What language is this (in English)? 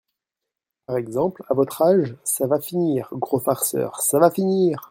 French